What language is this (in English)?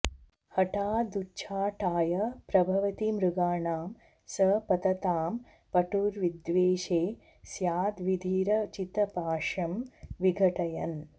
Sanskrit